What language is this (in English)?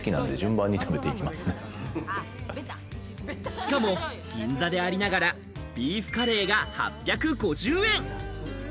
Japanese